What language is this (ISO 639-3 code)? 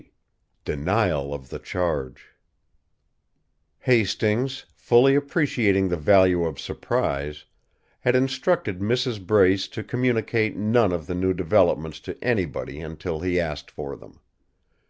eng